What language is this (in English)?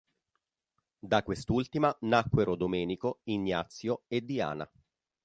Italian